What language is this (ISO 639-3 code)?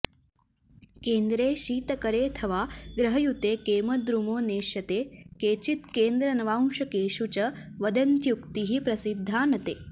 san